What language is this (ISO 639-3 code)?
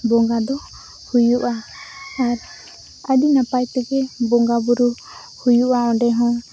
sat